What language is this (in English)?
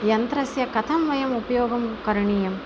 Sanskrit